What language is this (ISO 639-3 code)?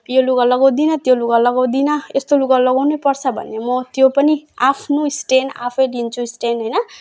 nep